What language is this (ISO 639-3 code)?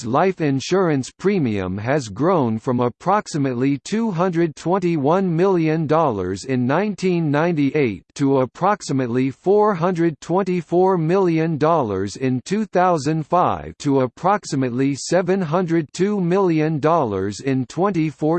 eng